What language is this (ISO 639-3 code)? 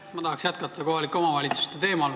est